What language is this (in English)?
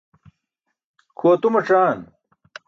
Burushaski